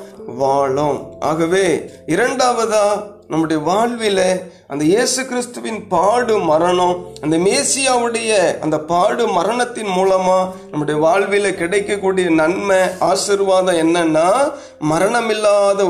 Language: Tamil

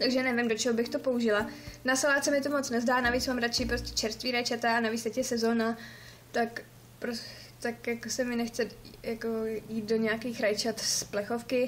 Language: Czech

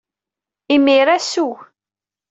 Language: Kabyle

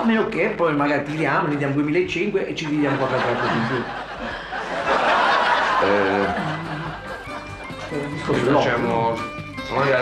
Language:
Italian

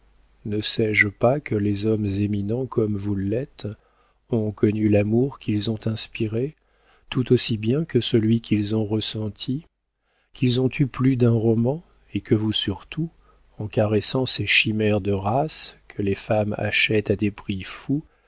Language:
French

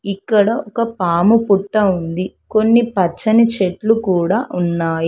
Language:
Telugu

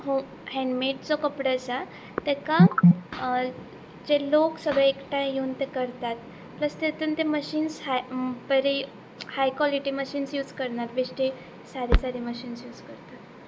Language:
Konkani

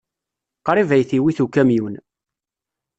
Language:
Kabyle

